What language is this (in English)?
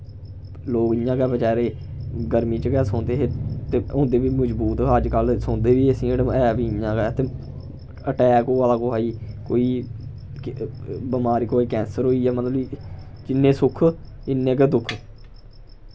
Dogri